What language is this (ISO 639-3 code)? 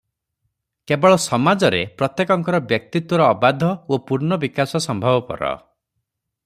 ori